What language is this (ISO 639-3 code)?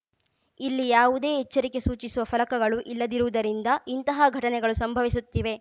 kan